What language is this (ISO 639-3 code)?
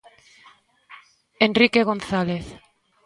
glg